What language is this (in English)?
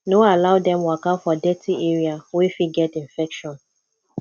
Nigerian Pidgin